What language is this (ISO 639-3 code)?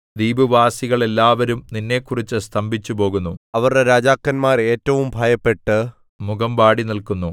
mal